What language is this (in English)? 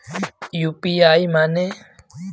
Bhojpuri